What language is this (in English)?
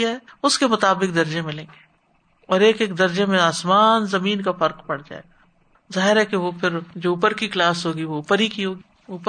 Urdu